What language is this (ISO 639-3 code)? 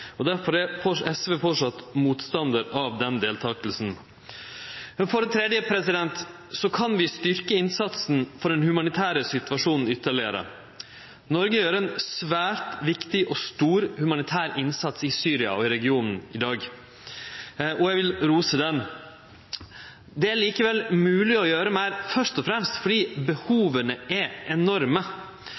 nno